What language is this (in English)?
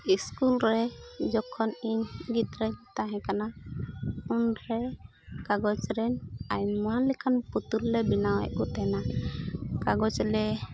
Santali